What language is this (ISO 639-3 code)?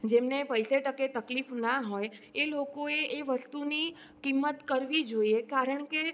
guj